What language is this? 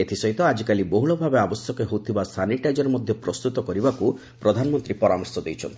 Odia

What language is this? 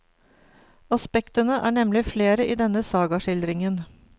Norwegian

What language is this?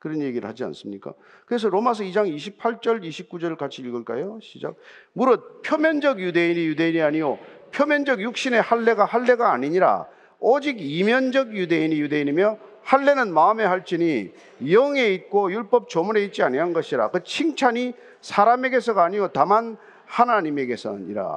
Korean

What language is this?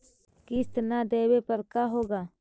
Magahi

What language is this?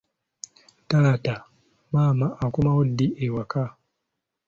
Ganda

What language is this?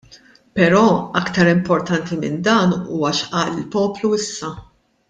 Maltese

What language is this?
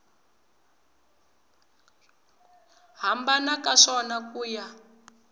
Tsonga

